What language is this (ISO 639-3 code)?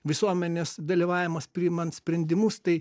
lit